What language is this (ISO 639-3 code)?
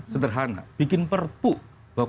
ind